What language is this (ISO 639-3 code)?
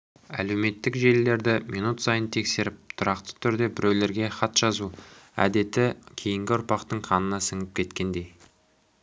kaz